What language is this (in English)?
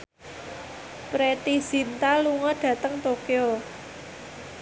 Javanese